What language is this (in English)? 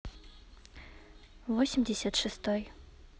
Russian